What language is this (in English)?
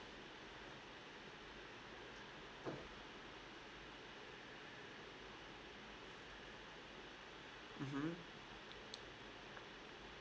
English